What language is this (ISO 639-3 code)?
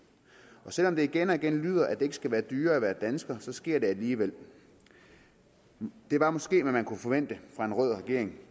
dan